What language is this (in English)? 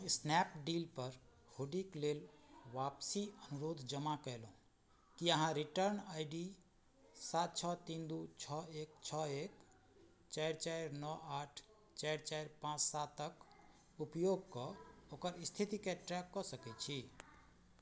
Maithili